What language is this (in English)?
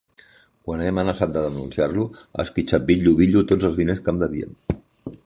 Catalan